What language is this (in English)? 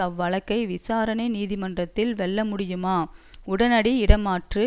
Tamil